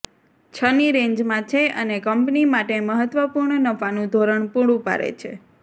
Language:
Gujarati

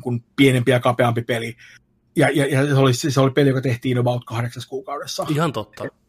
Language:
Finnish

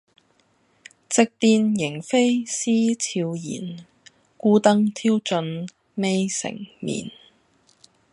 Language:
Cantonese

